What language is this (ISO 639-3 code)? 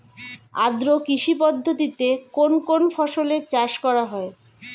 ben